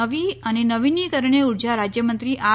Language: Gujarati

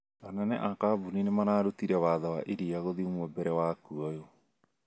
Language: Kikuyu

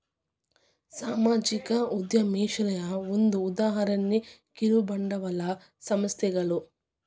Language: Kannada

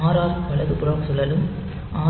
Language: Tamil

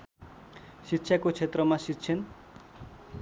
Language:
Nepali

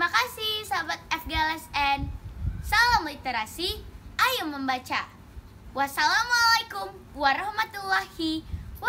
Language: Indonesian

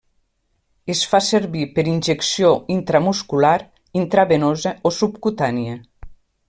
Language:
Catalan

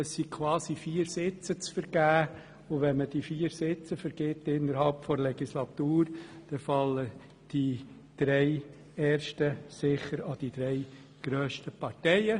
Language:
Swiss German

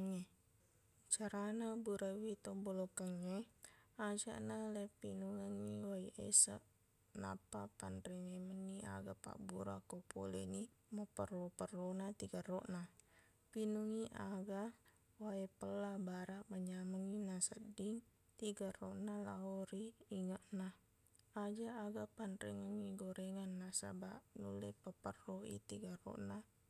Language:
Buginese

